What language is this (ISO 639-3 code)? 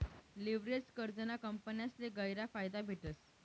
mar